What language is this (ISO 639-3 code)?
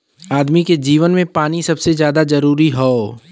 bho